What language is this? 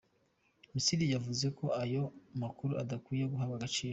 Kinyarwanda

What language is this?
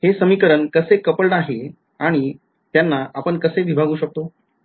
Marathi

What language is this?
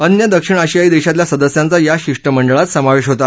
Marathi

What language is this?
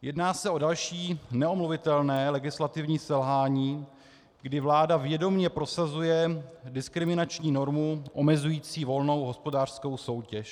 Czech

